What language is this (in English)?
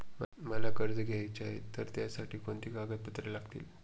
Marathi